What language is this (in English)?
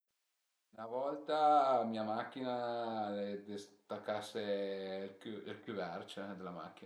Piedmontese